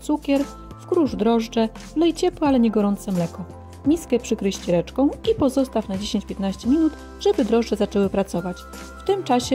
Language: Polish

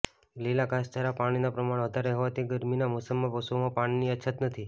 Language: Gujarati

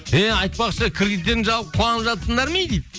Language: Kazakh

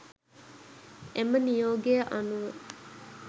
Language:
Sinhala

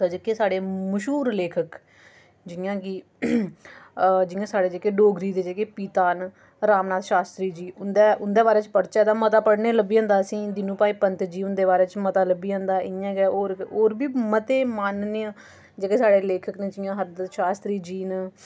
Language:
Dogri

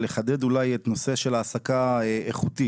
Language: Hebrew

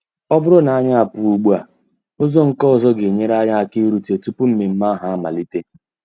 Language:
Igbo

